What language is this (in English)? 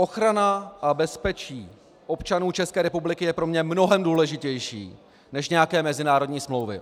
Czech